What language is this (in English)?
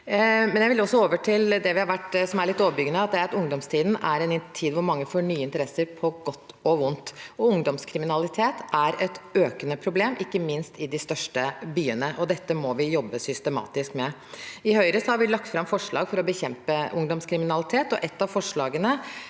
Norwegian